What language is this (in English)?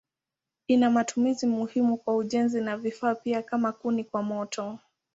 Swahili